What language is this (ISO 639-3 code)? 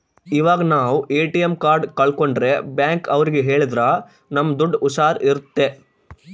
kan